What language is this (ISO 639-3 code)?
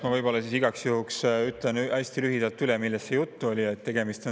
est